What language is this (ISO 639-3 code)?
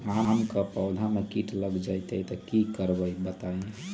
mag